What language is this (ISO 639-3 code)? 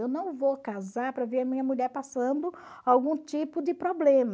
por